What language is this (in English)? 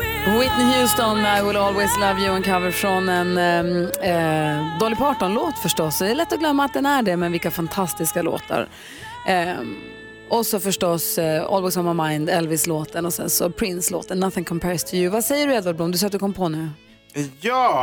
Swedish